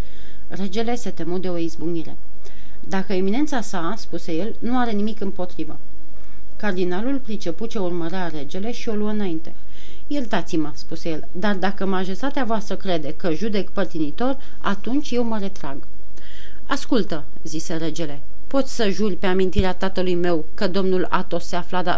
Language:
Romanian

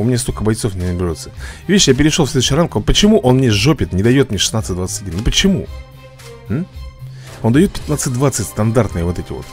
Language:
Russian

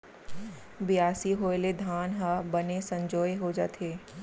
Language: Chhattisgarhi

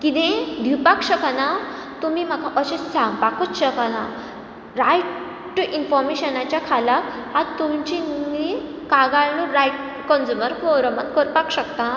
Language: Konkani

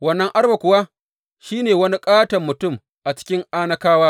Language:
Hausa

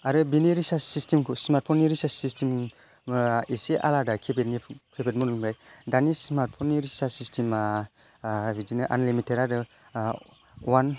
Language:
Bodo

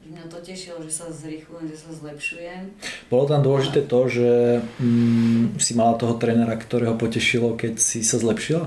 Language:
Slovak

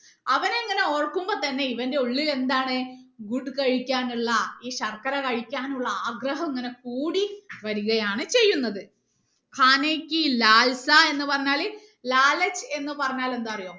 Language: Malayalam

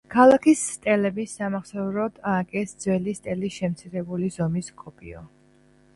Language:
Georgian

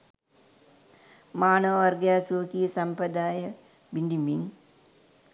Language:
Sinhala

